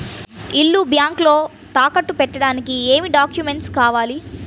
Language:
Telugu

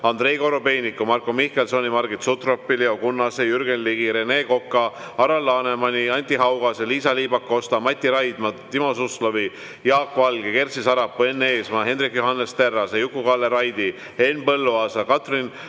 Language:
Estonian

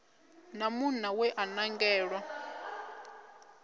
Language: Venda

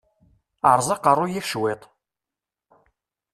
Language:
Kabyle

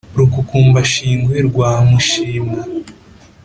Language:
Kinyarwanda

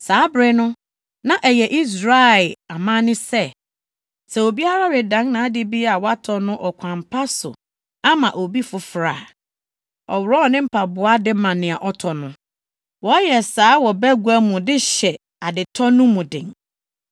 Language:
Akan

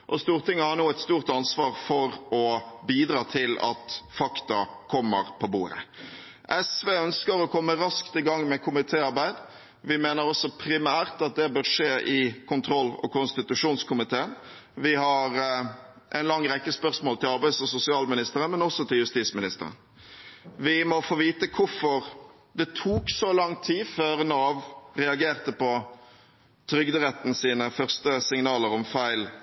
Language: Norwegian Bokmål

